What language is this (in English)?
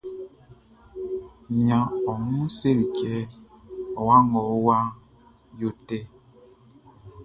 Baoulé